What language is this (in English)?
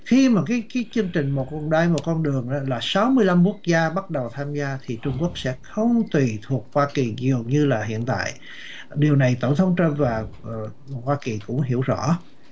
Vietnamese